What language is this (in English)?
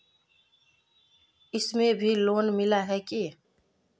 Magahi